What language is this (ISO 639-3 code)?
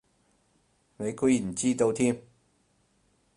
yue